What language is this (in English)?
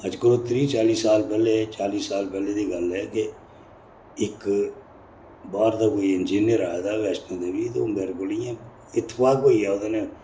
Dogri